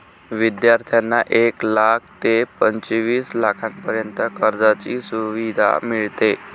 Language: Marathi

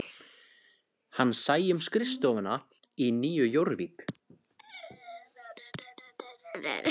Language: Icelandic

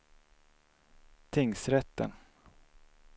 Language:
Swedish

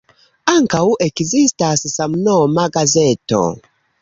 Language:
Esperanto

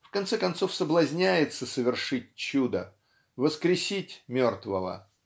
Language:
Russian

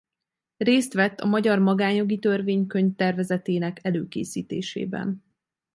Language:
Hungarian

